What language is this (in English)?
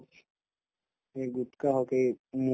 Assamese